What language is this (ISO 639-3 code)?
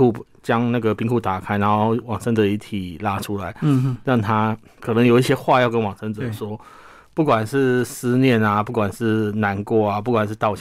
zho